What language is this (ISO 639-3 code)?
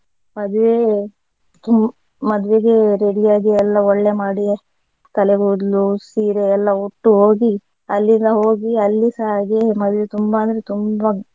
kan